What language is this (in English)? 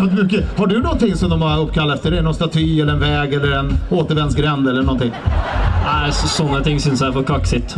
Swedish